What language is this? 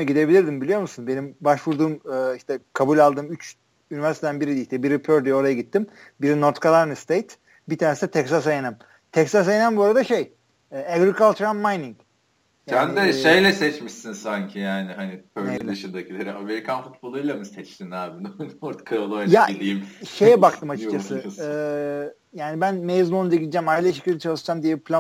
Turkish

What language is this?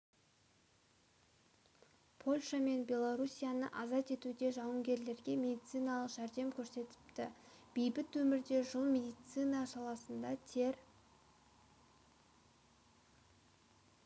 Kazakh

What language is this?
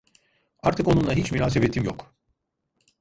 Turkish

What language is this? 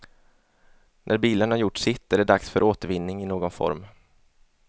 Swedish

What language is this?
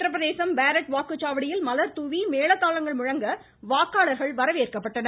Tamil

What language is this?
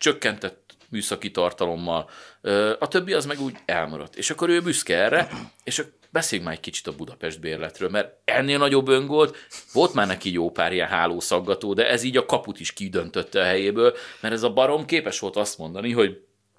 Hungarian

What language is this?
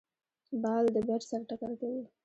Pashto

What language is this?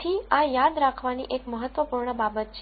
Gujarati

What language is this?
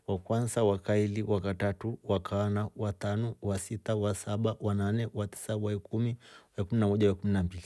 Rombo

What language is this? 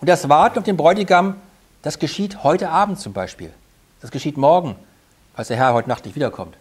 German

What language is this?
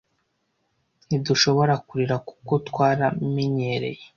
Kinyarwanda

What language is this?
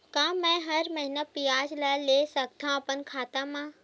Chhattisgarhi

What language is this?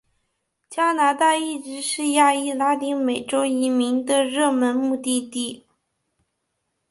Chinese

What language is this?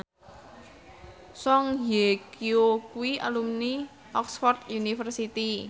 Javanese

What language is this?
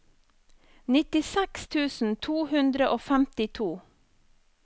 Norwegian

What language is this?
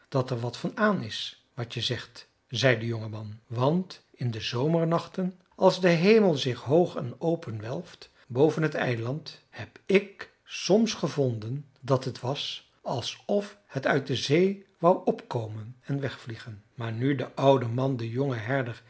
Dutch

